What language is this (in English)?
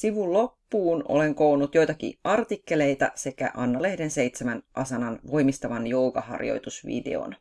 Finnish